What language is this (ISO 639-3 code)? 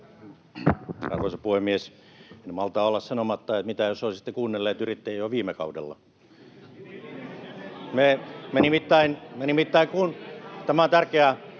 fin